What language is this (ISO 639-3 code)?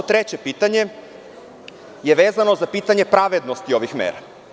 srp